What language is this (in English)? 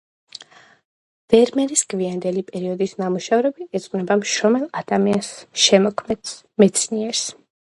Georgian